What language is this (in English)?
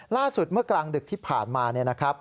Thai